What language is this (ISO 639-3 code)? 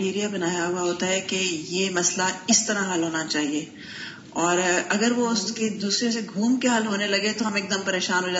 urd